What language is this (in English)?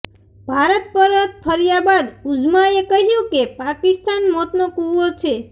Gujarati